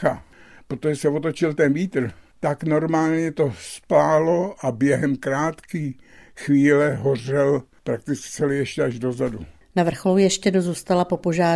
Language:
Czech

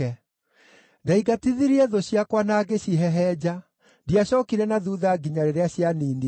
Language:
Kikuyu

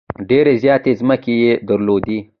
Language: Pashto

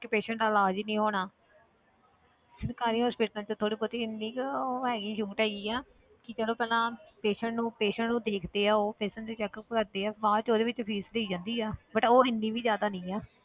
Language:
Punjabi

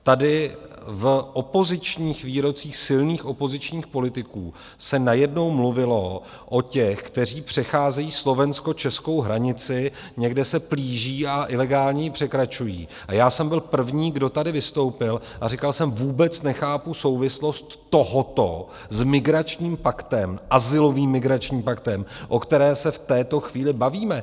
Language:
Czech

